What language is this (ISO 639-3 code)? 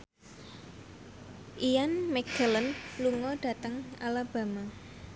jav